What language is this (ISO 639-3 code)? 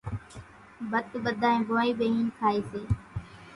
gjk